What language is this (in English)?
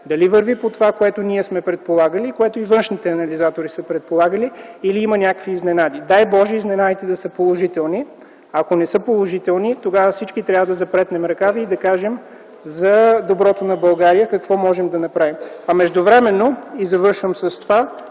Bulgarian